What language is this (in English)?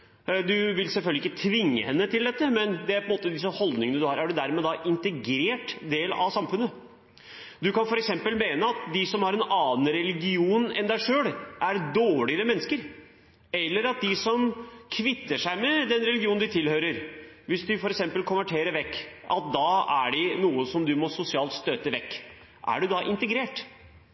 Norwegian Bokmål